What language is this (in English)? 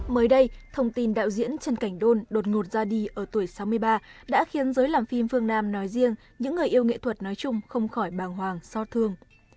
Vietnamese